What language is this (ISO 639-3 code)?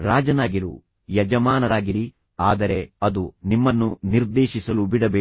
kan